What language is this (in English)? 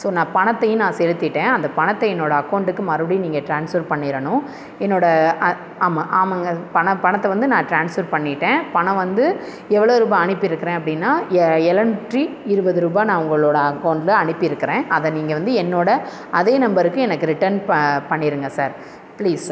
Tamil